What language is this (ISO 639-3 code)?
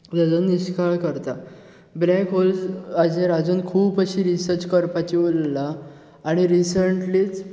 kok